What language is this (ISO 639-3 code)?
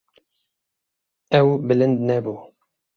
kur